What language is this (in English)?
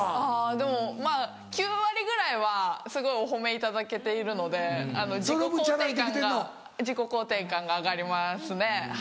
Japanese